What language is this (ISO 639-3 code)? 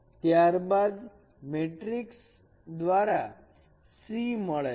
guj